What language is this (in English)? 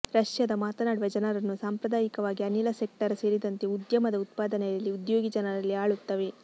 Kannada